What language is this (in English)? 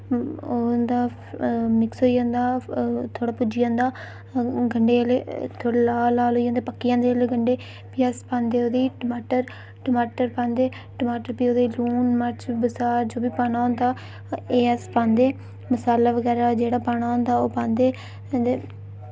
Dogri